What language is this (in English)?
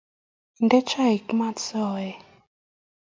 Kalenjin